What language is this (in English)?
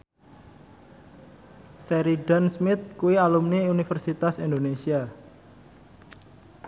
Javanese